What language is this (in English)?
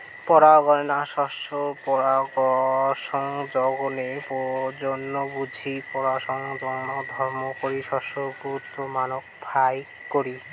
Bangla